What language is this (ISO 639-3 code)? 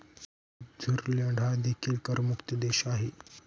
mar